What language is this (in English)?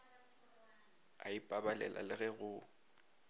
Northern Sotho